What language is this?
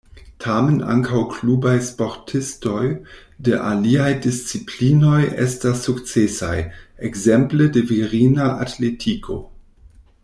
Esperanto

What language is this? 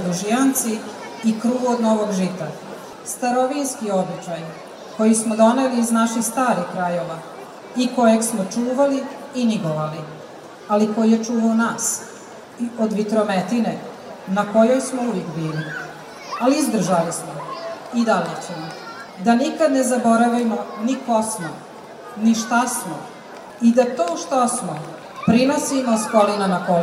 Croatian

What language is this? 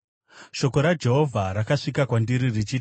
Shona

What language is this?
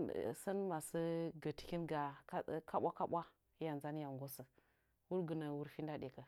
Nzanyi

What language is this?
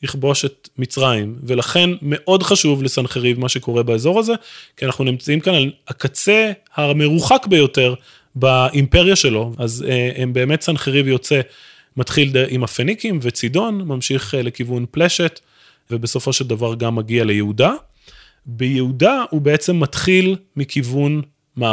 Hebrew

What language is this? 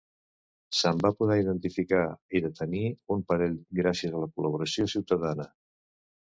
Catalan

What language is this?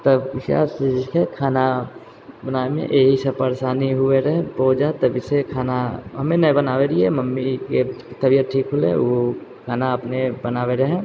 Maithili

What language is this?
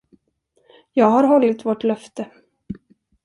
Swedish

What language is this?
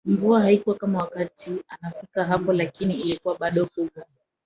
Swahili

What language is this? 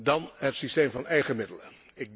Dutch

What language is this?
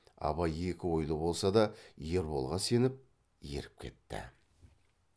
Kazakh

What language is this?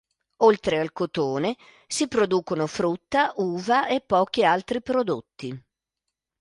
Italian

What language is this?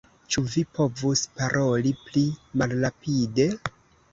Esperanto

